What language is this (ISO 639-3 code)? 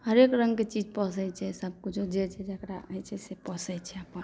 mai